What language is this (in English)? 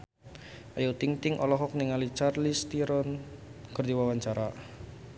Sundanese